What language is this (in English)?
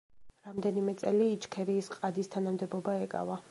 Georgian